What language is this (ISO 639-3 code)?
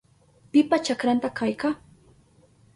qup